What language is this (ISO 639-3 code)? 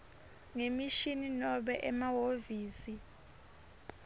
ssw